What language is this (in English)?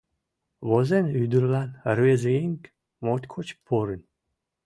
Mari